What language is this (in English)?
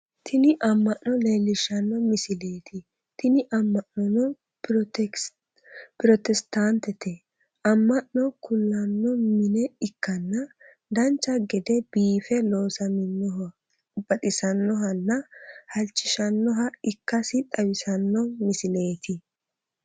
Sidamo